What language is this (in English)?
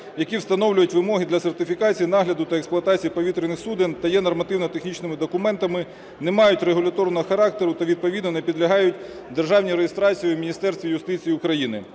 Ukrainian